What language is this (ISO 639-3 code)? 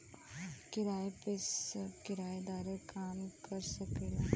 bho